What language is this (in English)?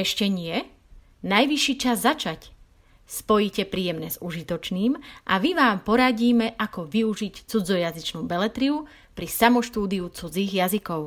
Slovak